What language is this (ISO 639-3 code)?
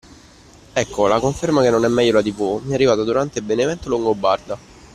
ita